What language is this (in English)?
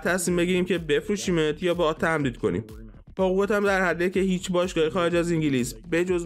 Persian